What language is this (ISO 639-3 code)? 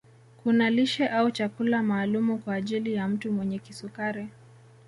swa